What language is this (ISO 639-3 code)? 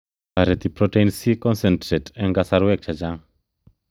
kln